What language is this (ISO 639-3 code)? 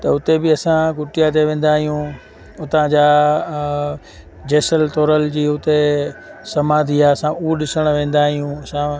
snd